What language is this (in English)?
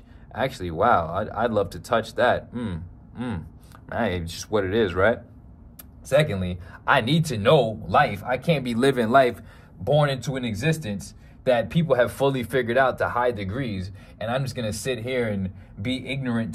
English